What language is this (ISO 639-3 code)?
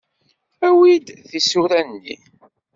kab